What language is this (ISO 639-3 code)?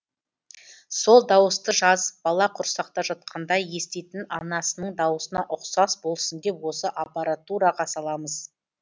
kaz